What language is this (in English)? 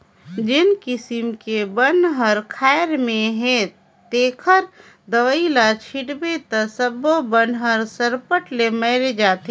Chhattisgarhi